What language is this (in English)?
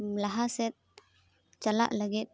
Santali